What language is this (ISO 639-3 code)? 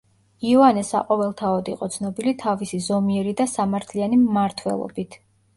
kat